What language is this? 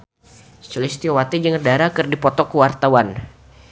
Sundanese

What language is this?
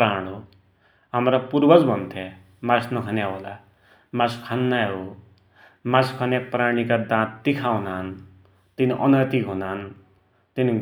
Dotyali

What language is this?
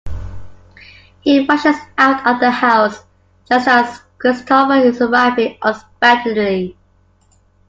English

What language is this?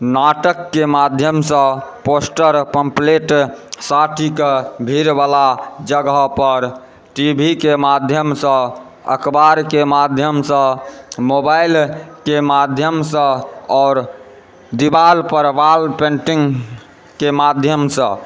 Maithili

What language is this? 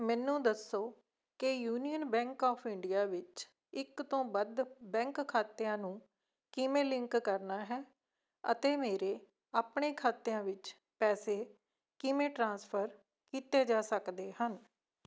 Punjabi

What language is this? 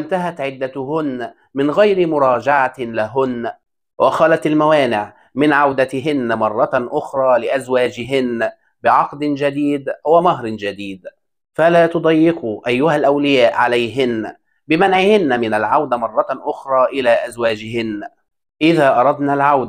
Arabic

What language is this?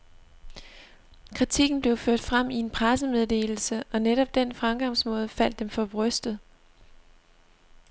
Danish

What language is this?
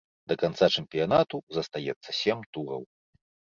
Belarusian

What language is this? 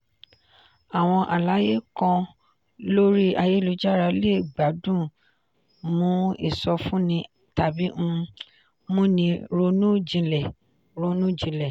Yoruba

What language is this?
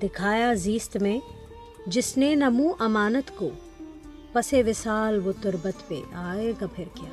Urdu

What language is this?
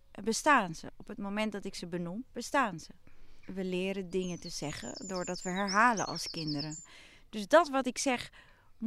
Dutch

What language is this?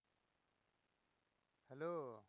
Bangla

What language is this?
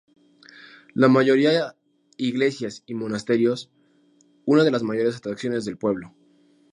Spanish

